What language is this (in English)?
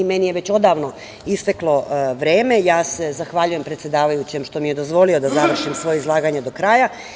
Serbian